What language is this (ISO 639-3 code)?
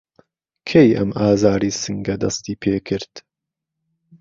ckb